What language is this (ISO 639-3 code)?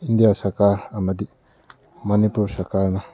mni